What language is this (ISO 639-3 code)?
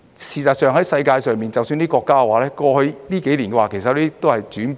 yue